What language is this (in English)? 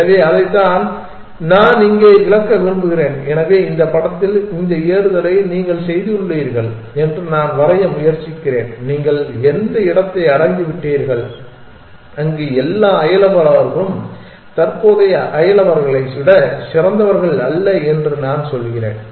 Tamil